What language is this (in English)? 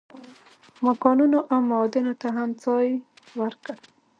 Pashto